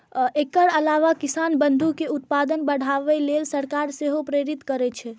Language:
Maithili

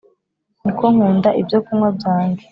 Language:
Kinyarwanda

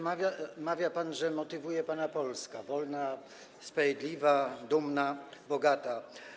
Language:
Polish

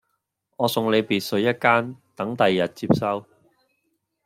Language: Cantonese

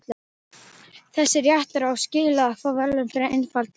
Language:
Icelandic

